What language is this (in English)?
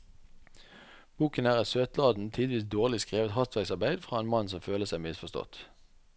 Norwegian